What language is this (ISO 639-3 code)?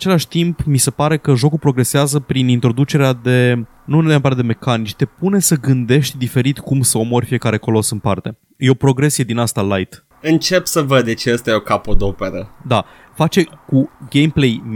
ron